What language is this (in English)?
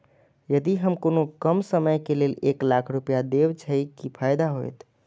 Maithili